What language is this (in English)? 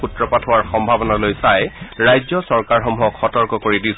Assamese